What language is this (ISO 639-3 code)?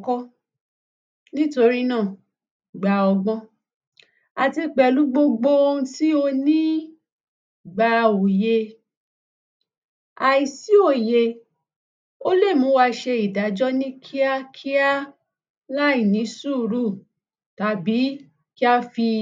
yor